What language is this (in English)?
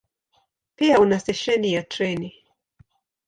Swahili